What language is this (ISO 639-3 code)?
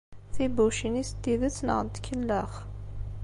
kab